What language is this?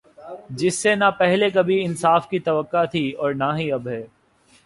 Urdu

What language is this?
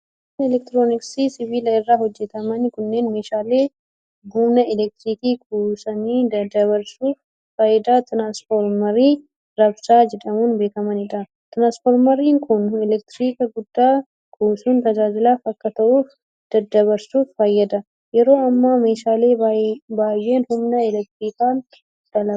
Oromo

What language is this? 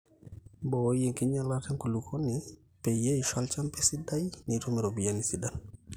Masai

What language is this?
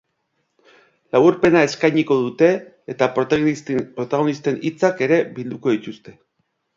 Basque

